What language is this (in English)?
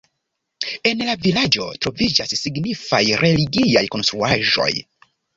Esperanto